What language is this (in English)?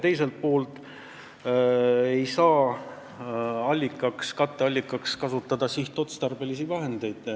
Estonian